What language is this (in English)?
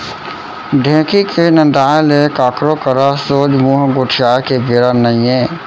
Chhattisgarhi